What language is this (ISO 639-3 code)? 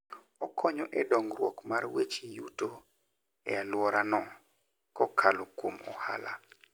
luo